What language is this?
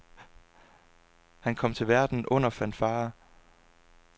Danish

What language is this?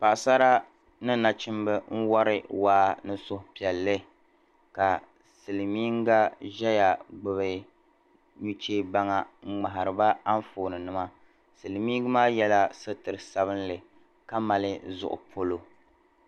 Dagbani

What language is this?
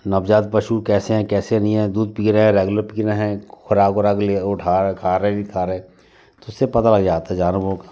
Hindi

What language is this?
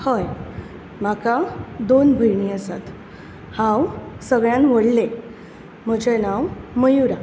Konkani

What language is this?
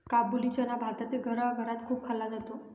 Marathi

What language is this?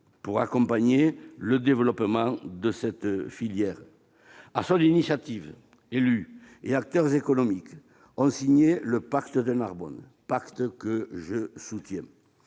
French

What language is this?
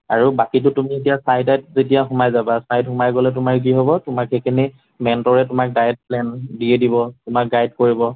Assamese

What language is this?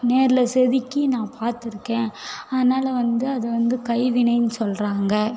Tamil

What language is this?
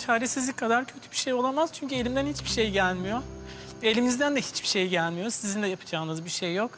Turkish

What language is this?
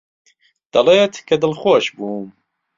Central Kurdish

